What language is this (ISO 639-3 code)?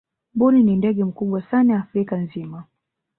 swa